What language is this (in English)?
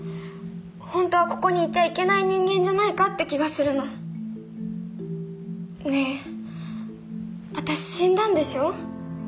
Japanese